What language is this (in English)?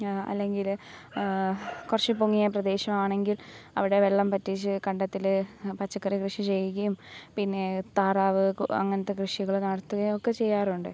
Malayalam